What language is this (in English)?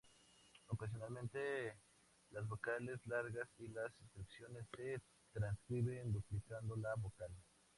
Spanish